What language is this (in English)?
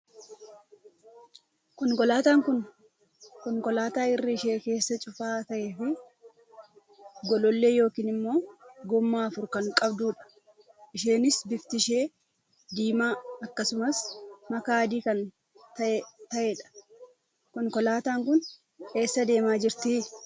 Oromo